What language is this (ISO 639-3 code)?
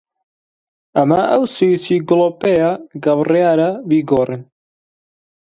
ckb